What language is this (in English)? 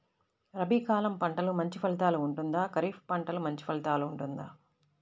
Telugu